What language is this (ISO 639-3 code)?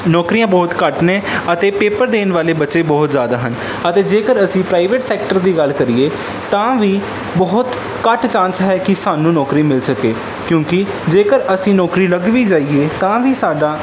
pan